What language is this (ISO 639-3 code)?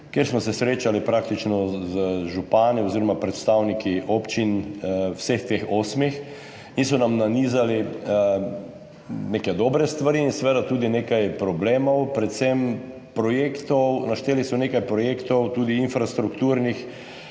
slv